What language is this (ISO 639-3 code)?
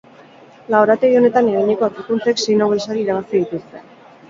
eus